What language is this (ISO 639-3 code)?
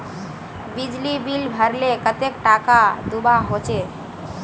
mag